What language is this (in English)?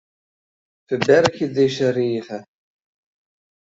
Western Frisian